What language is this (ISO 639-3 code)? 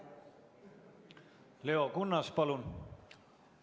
est